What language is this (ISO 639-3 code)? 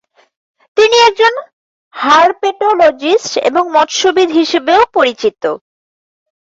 ben